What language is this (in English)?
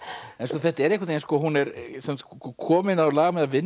Icelandic